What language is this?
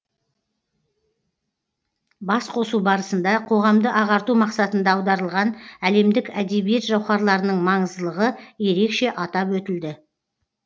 Kazakh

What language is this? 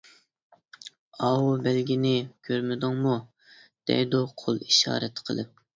Uyghur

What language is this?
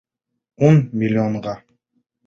Bashkir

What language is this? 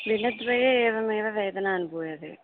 Sanskrit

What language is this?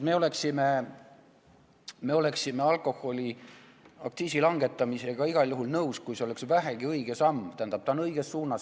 Estonian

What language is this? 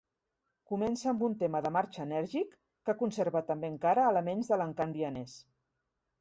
Catalan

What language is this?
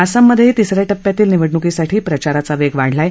Marathi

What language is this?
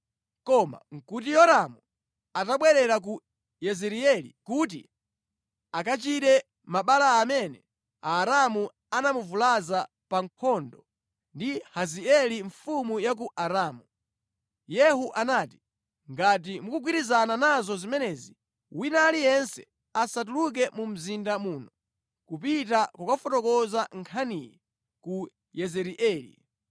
Nyanja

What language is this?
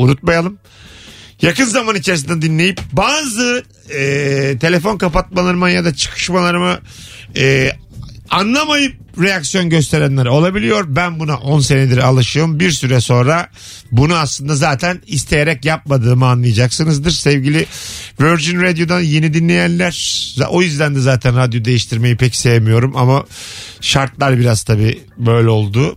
Turkish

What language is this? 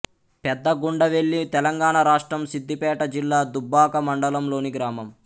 Telugu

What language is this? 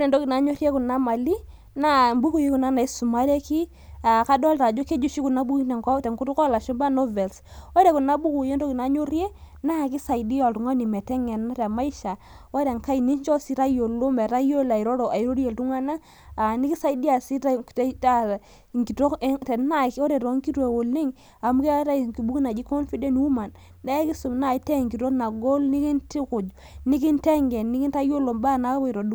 Masai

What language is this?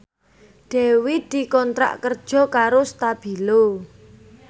Javanese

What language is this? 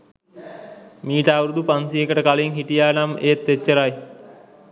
Sinhala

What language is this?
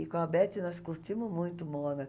Portuguese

